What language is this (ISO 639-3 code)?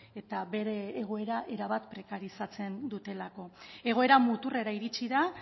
eus